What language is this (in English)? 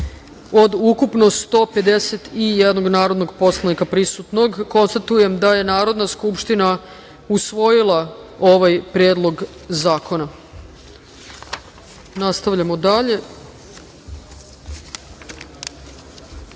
Serbian